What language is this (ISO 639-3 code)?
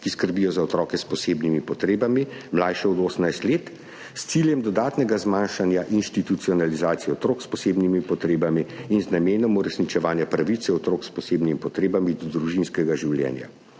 slv